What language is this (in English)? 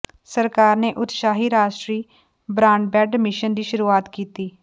Punjabi